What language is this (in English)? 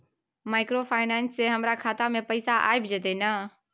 Maithili